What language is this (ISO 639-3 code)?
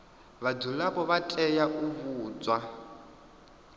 ven